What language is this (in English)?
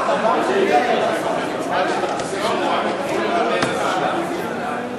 Hebrew